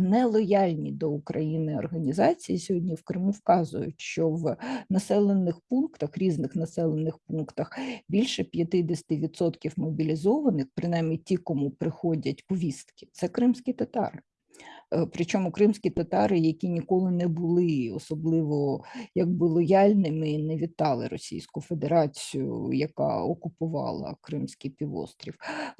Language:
Ukrainian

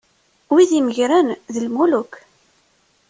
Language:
Kabyle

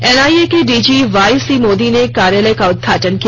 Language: Hindi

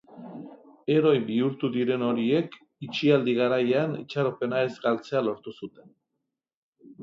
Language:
Basque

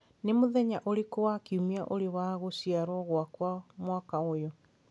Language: Kikuyu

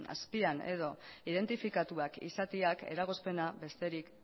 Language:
Basque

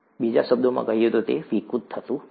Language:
Gujarati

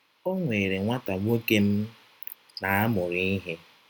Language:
Igbo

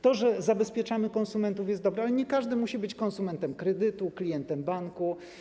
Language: Polish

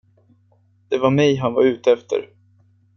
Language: Swedish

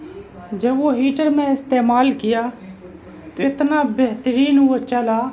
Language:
Urdu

